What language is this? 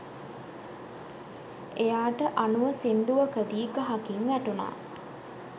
Sinhala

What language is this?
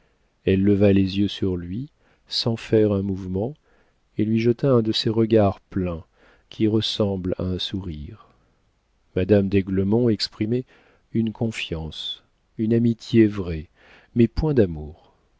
French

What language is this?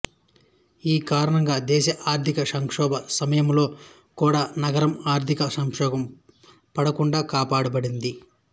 Telugu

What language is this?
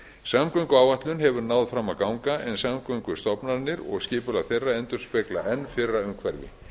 Icelandic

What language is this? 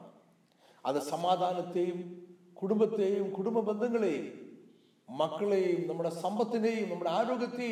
Malayalam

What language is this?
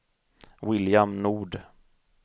Swedish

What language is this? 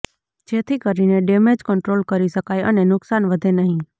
Gujarati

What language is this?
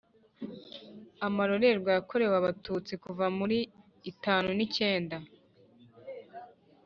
Kinyarwanda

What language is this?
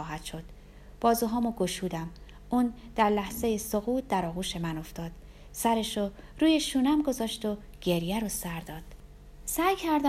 Persian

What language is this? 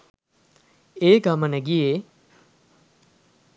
Sinhala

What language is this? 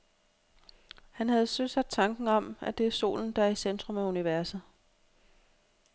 Danish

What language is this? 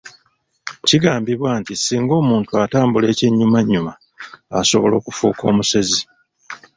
Ganda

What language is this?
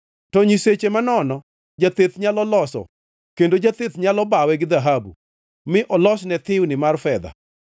Luo (Kenya and Tanzania)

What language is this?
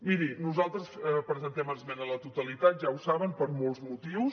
Catalan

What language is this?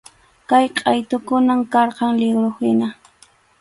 Arequipa-La Unión Quechua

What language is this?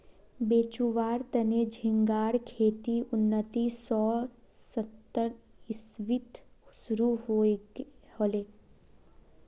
Magahi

